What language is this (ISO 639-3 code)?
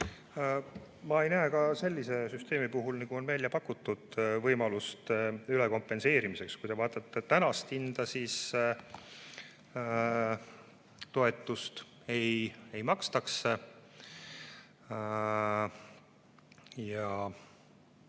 est